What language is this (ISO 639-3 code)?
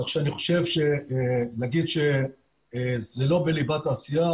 heb